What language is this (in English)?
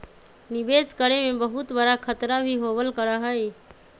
Magahi